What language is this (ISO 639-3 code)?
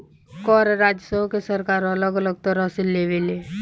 bho